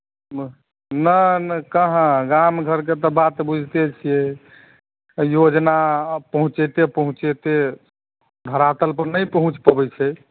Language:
Maithili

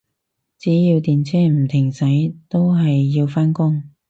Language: Cantonese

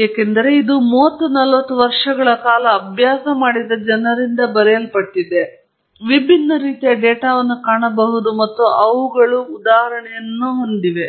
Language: Kannada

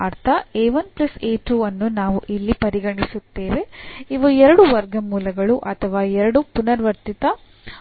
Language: Kannada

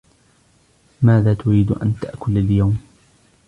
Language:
Arabic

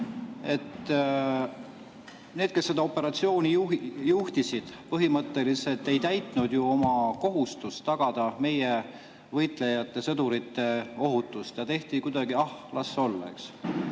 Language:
Estonian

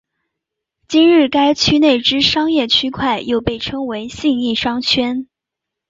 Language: Chinese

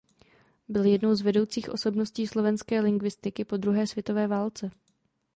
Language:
Czech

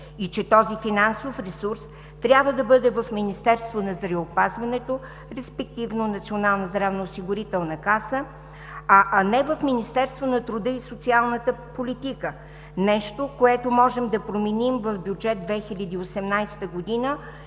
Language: Bulgarian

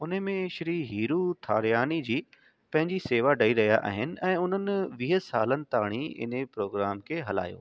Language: Sindhi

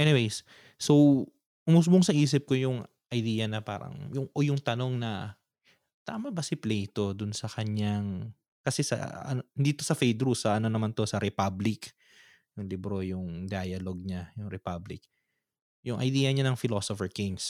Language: Filipino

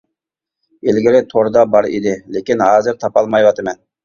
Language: Uyghur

